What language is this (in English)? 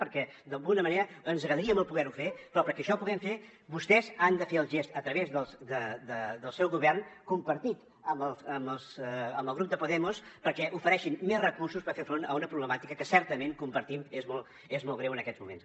Catalan